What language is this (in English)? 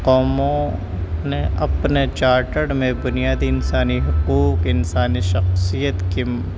Urdu